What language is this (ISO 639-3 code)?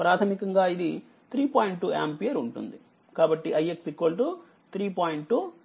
tel